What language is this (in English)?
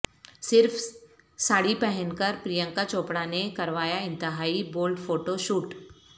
Urdu